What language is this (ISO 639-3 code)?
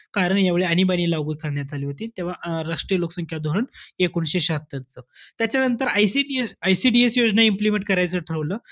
mar